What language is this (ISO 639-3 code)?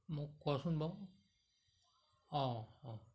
asm